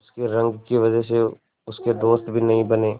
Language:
Hindi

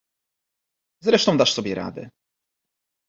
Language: Polish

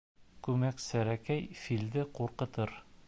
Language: Bashkir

